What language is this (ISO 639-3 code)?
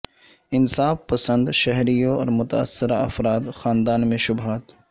urd